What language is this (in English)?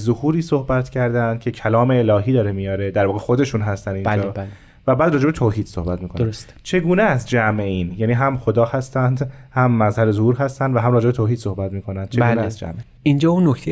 Persian